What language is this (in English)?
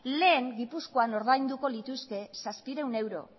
Basque